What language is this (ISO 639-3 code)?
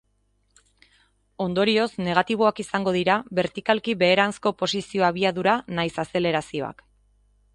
eus